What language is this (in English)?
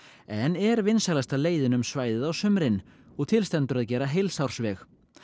Icelandic